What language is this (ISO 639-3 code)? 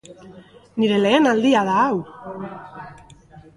eus